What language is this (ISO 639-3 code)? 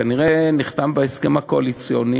heb